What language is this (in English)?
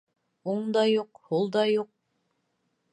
Bashkir